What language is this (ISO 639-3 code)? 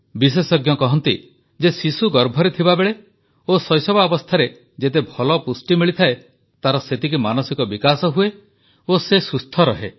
ori